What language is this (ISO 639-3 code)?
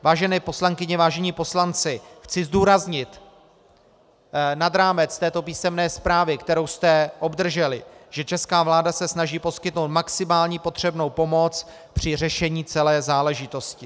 ces